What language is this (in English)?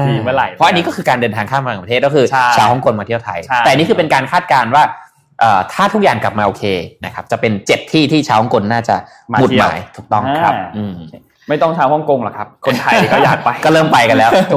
Thai